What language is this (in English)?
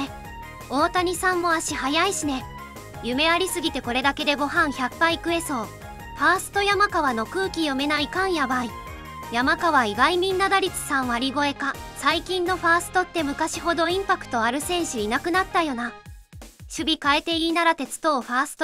Japanese